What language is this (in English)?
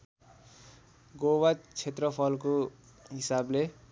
Nepali